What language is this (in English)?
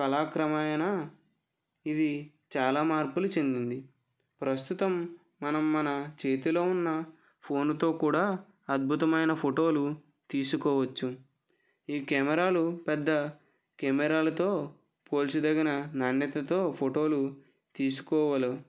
Telugu